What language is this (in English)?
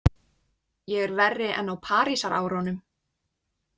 Icelandic